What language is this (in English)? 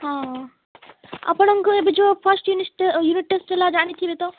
Odia